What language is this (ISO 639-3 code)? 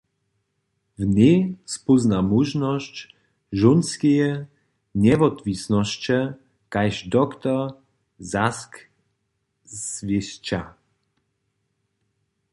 hsb